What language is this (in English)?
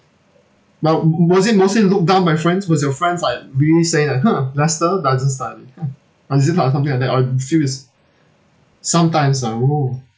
English